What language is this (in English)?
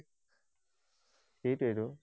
Assamese